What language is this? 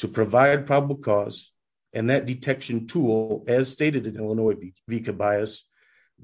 English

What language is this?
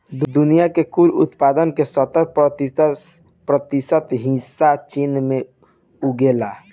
Bhojpuri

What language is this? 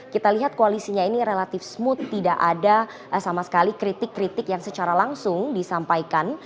Indonesian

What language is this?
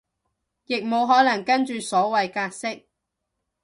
Cantonese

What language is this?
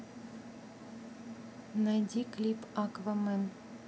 Russian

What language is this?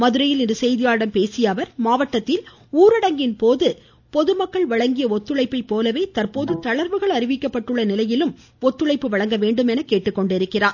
Tamil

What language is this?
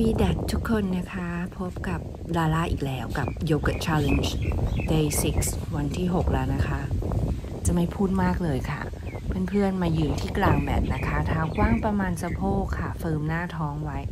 Thai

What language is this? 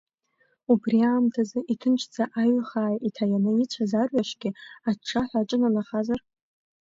Abkhazian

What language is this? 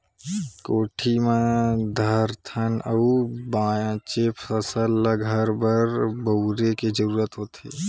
Chhattisgarhi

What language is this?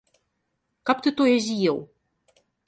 Belarusian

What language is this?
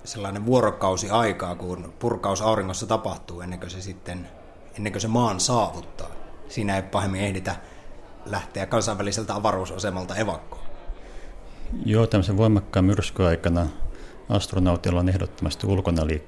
Finnish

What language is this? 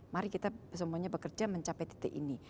Indonesian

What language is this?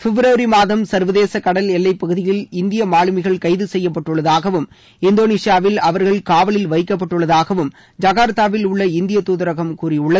Tamil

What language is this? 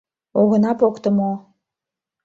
Mari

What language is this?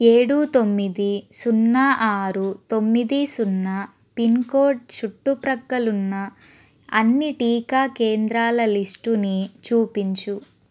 Telugu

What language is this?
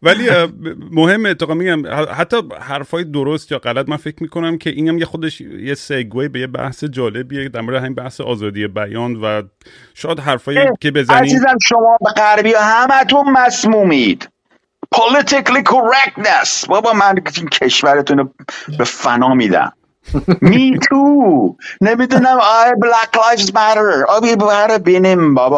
Persian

